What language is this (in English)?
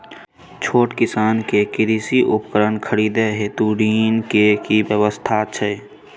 Maithili